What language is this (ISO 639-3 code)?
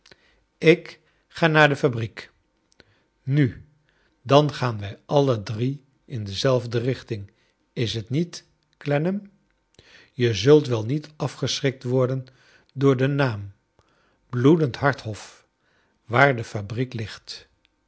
nld